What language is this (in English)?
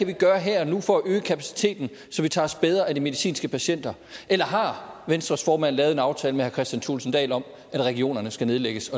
Danish